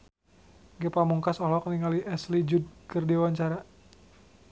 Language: Sundanese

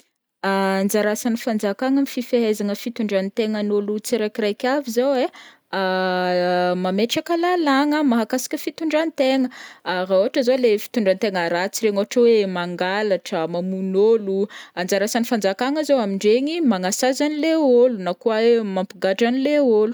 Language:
Northern Betsimisaraka Malagasy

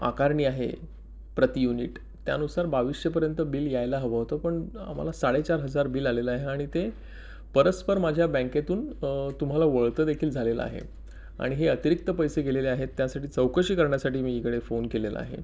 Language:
Marathi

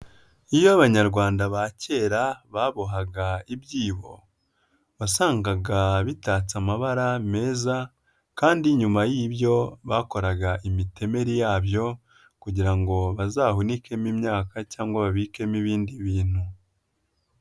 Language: Kinyarwanda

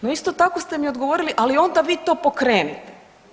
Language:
Croatian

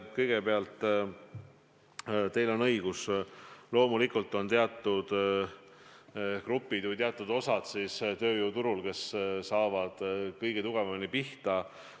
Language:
Estonian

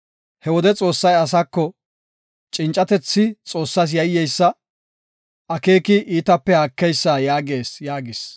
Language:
Gofa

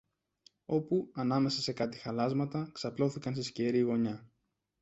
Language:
Greek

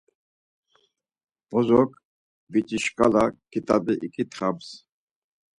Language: Laz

